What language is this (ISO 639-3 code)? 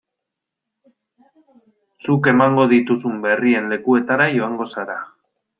eus